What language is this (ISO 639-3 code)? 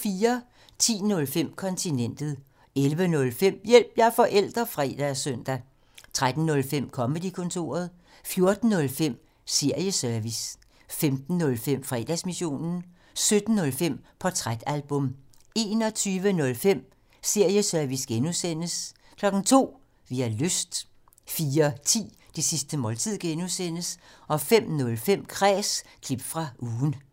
dan